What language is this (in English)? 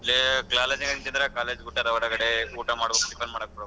Kannada